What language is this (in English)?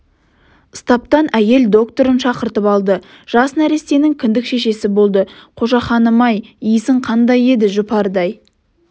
Kazakh